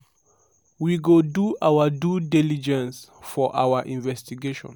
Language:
Nigerian Pidgin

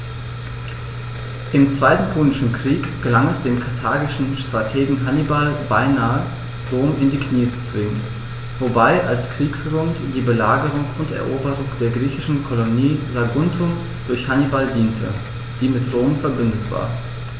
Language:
German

